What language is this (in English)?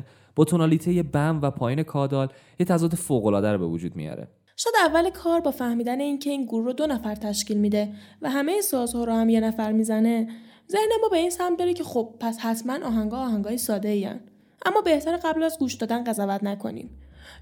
Persian